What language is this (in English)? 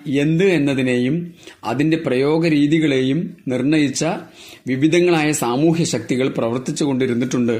Malayalam